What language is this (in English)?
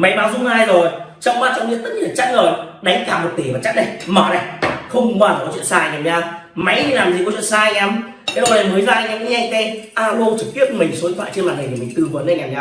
Vietnamese